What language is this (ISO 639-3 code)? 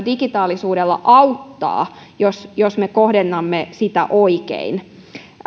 fin